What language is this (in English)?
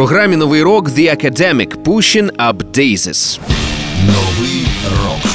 Ukrainian